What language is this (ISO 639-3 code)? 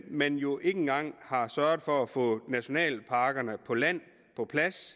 dan